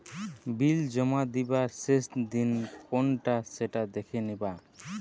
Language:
Bangla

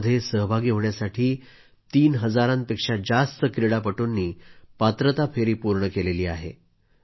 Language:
Marathi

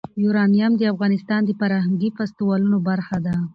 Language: Pashto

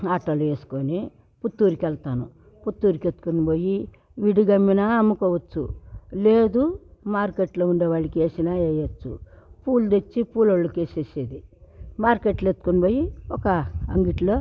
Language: Telugu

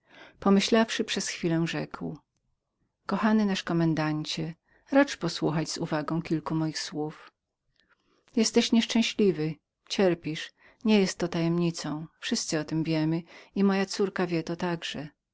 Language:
Polish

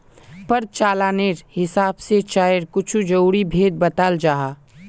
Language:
Magahi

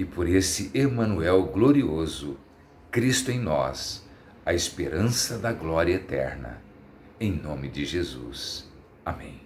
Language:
Portuguese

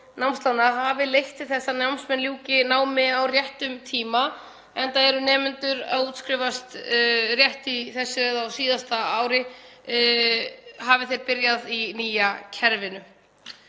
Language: Icelandic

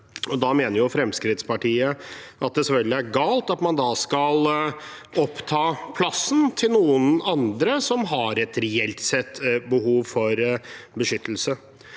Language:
Norwegian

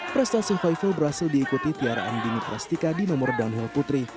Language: Indonesian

